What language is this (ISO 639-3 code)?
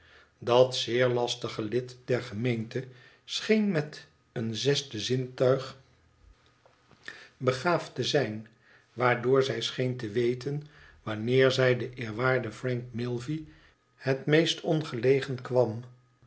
nld